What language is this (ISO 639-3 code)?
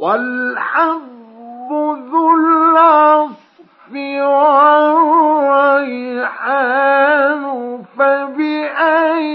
ara